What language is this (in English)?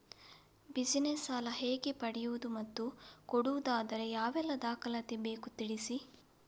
Kannada